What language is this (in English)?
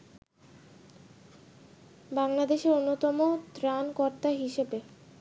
Bangla